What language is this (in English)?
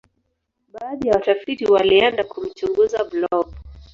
Swahili